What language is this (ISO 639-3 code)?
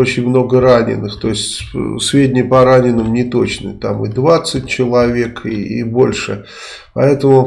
rus